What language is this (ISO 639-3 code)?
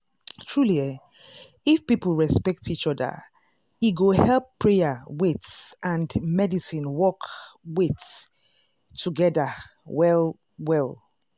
pcm